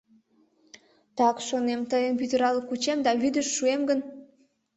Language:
Mari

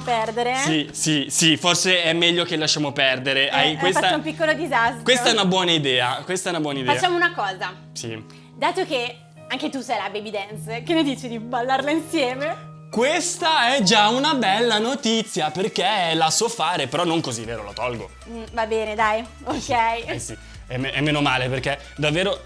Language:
Italian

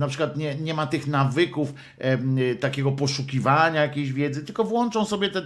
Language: Polish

